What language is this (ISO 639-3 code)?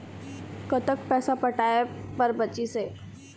hne